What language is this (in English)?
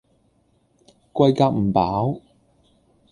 Cantonese